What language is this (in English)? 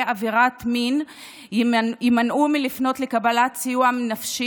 Hebrew